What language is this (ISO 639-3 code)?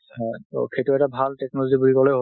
asm